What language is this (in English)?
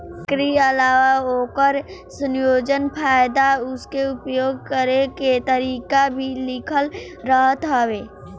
Bhojpuri